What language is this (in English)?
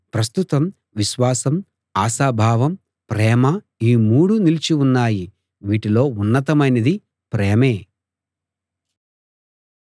Telugu